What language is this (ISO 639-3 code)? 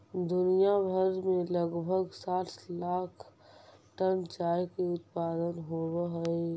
mag